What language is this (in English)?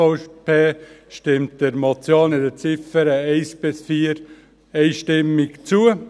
Swiss German